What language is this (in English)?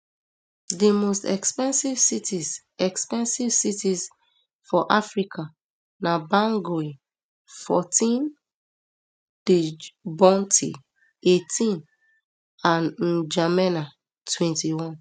Nigerian Pidgin